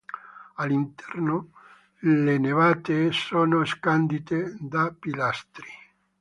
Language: Italian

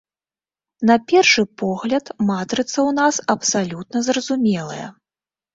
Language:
Belarusian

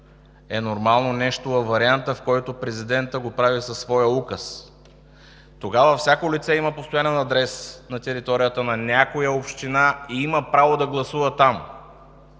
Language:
Bulgarian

